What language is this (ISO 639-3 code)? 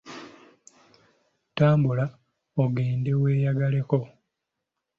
lug